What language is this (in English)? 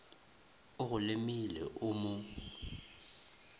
Northern Sotho